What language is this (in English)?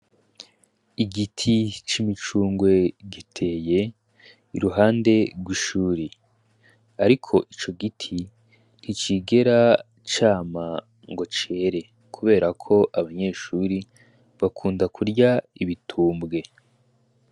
Rundi